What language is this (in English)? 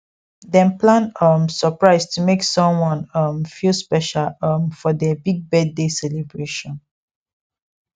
Nigerian Pidgin